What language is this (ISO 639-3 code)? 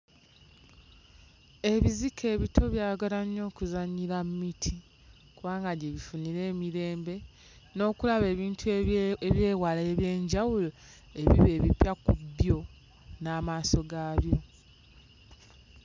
lug